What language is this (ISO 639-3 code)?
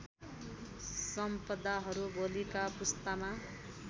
nep